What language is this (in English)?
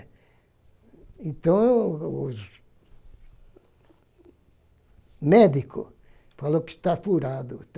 Portuguese